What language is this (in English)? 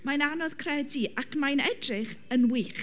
Welsh